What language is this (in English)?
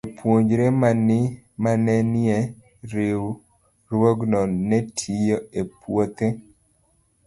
Luo (Kenya and Tanzania)